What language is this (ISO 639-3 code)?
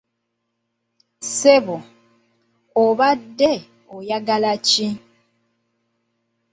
lug